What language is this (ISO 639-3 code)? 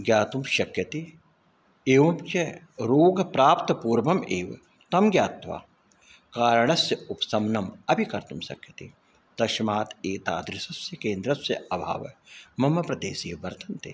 san